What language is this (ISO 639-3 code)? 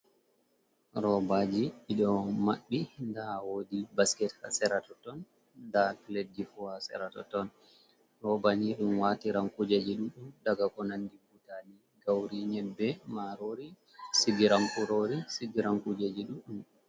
ful